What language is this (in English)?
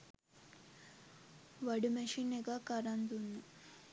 Sinhala